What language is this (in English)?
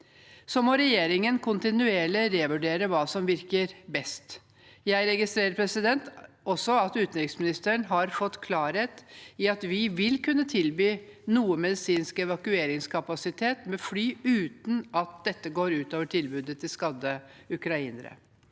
Norwegian